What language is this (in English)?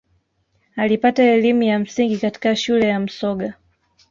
Swahili